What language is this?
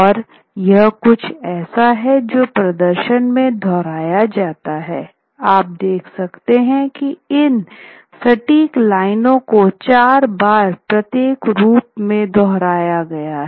Hindi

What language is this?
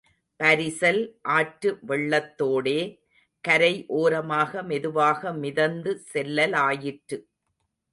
Tamil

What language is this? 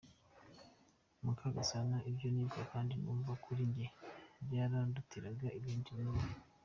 Kinyarwanda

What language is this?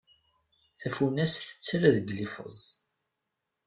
Kabyle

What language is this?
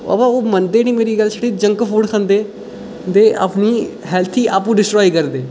Dogri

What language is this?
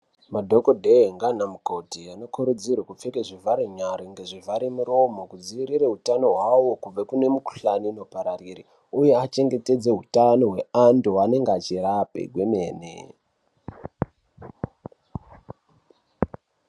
Ndau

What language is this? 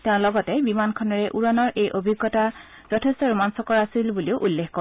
Assamese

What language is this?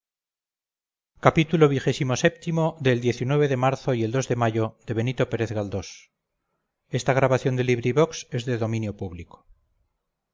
Spanish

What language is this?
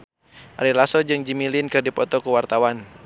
Sundanese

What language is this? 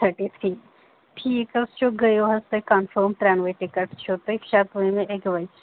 Kashmiri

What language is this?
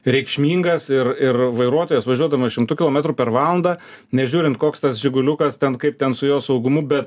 Lithuanian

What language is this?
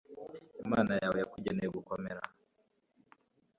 Kinyarwanda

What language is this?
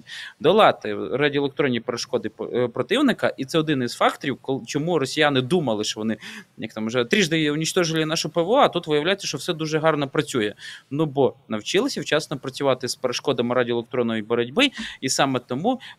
Ukrainian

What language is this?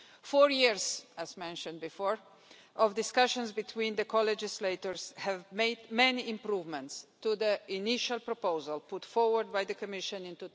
English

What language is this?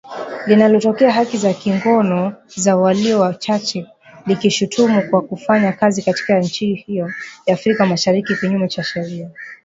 Swahili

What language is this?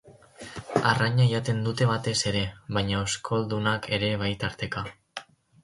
Basque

